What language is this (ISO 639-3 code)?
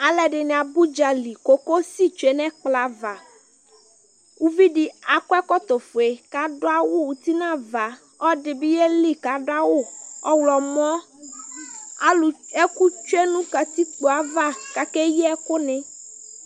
kpo